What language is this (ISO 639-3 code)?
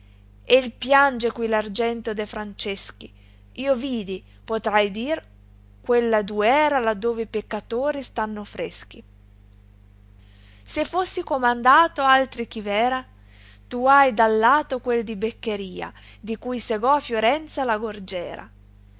ita